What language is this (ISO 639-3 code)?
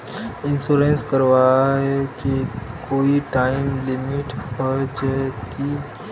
mag